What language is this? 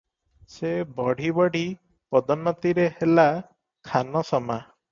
Odia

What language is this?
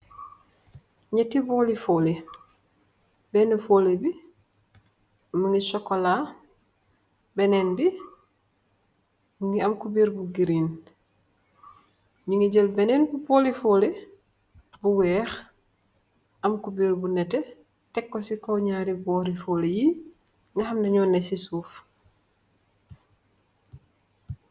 Wolof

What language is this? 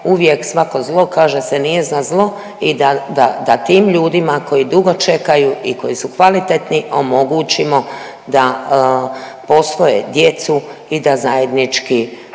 Croatian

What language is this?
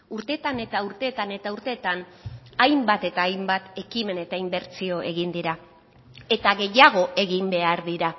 Basque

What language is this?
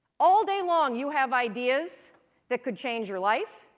English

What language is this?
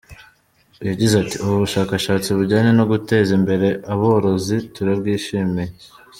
Kinyarwanda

